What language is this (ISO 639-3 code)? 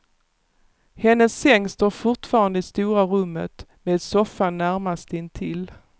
swe